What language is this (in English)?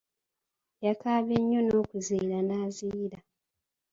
Ganda